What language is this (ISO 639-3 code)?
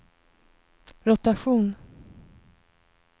swe